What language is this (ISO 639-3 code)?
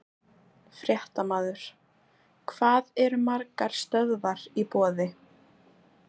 isl